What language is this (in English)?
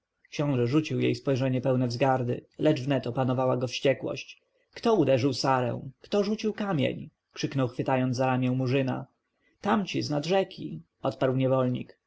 Polish